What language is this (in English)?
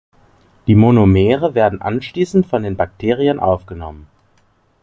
German